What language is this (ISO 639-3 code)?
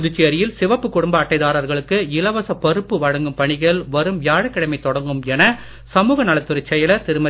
tam